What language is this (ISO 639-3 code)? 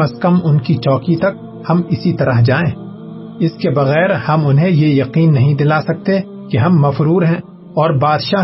urd